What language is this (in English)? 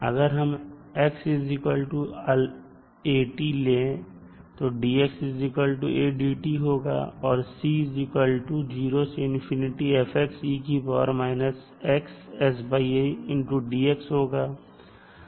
Hindi